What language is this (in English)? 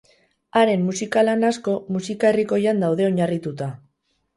Basque